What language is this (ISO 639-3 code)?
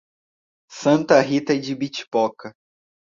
por